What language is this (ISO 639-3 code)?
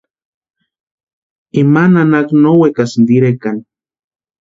pua